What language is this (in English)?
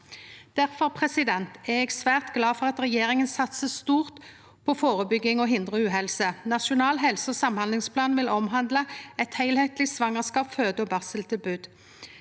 Norwegian